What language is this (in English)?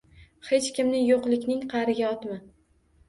Uzbek